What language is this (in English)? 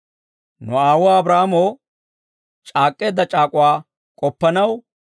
Dawro